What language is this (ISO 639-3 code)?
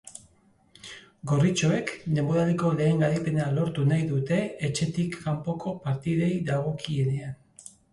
eus